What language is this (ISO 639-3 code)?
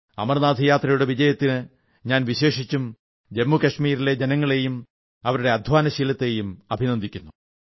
mal